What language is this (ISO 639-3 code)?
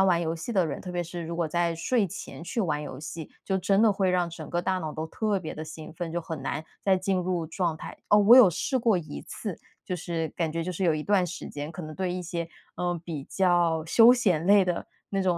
zho